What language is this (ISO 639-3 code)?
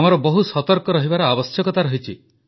ori